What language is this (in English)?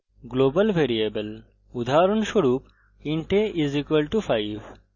Bangla